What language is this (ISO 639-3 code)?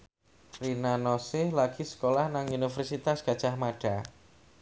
jav